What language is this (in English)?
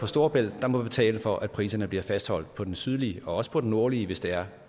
Danish